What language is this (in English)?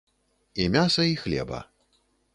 Belarusian